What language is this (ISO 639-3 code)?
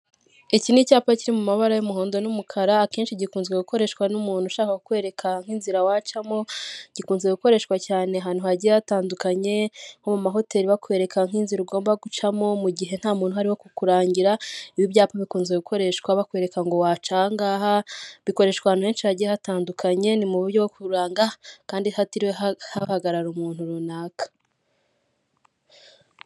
kin